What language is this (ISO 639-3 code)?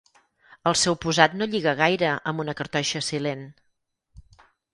cat